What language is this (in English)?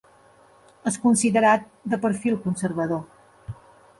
Catalan